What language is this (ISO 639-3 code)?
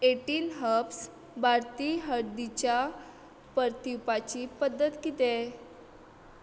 kok